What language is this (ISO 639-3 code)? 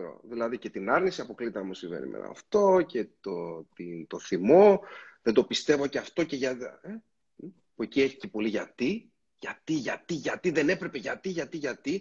ell